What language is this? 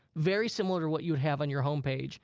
English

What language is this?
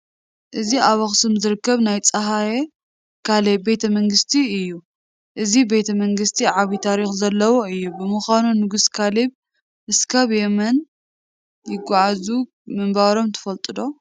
Tigrinya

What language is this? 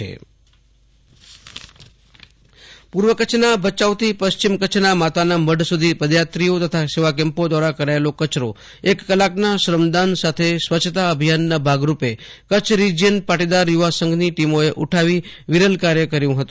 Gujarati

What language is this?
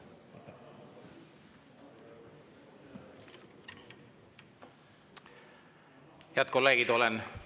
Estonian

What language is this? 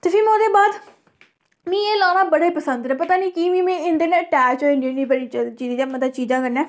Dogri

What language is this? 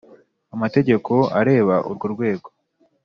Kinyarwanda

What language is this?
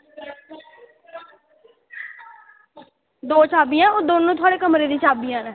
Dogri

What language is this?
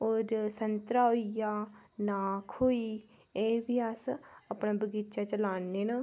Dogri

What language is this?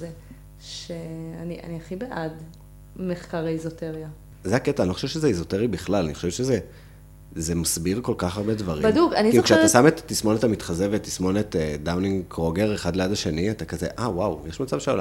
Hebrew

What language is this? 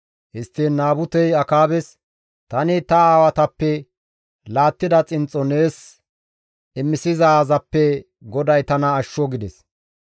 Gamo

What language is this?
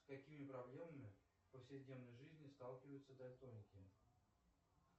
Russian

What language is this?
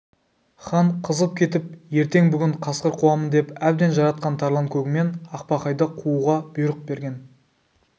Kazakh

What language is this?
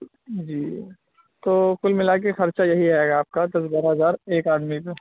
Urdu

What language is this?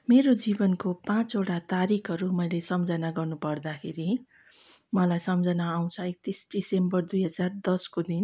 Nepali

